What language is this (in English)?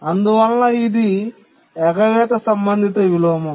Telugu